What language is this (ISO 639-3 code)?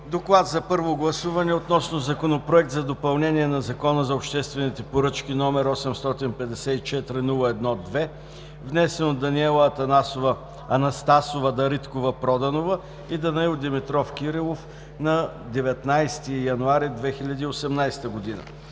bul